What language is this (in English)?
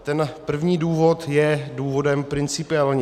Czech